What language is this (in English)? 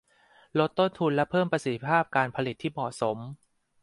Thai